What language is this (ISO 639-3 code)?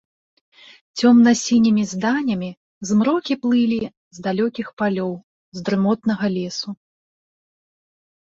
bel